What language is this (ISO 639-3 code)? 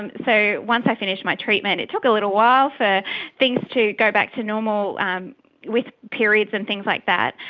eng